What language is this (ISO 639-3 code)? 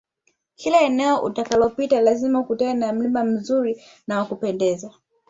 swa